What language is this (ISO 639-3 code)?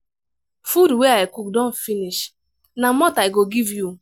pcm